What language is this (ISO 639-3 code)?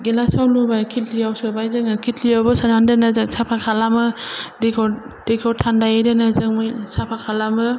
brx